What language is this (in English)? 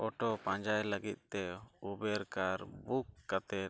Santali